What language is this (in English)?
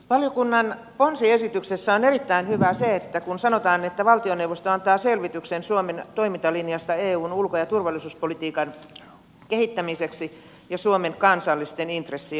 Finnish